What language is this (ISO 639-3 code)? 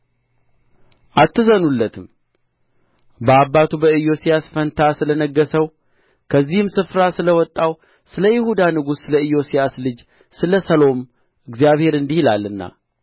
amh